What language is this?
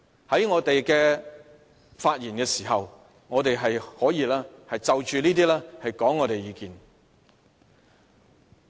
Cantonese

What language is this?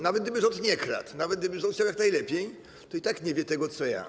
Polish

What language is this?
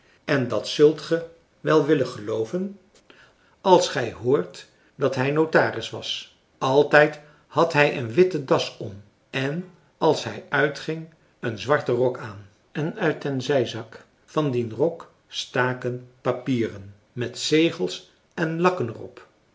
Dutch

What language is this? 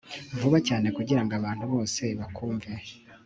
Kinyarwanda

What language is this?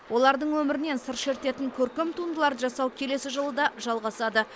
Kazakh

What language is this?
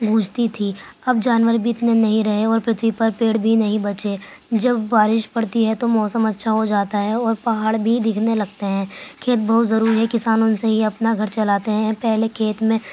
Urdu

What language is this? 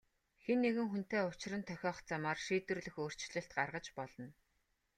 Mongolian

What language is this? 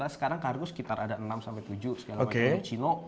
Indonesian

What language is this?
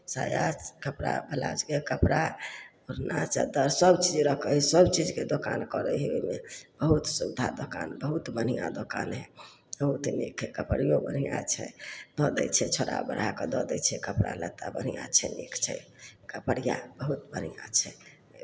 Maithili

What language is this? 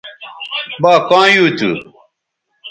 Bateri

